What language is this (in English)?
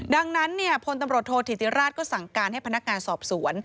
Thai